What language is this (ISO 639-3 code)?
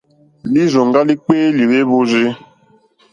bri